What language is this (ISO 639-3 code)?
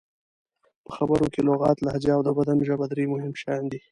pus